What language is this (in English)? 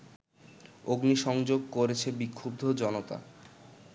Bangla